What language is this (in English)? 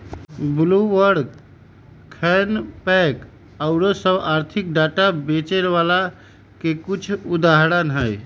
Magahi